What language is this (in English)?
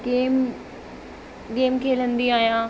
Sindhi